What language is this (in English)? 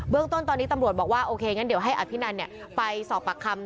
Thai